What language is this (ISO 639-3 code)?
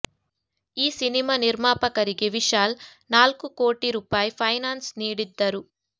kan